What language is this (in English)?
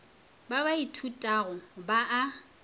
Northern Sotho